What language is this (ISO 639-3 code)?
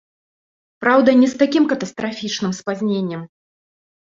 bel